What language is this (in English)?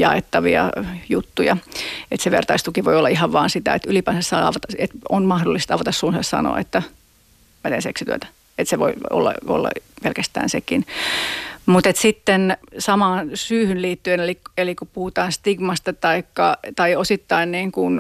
Finnish